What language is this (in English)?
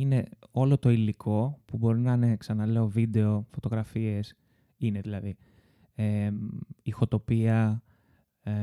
Greek